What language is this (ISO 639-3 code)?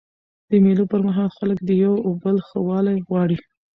pus